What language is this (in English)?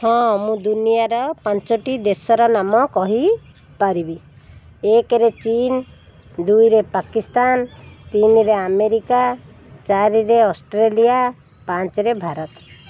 Odia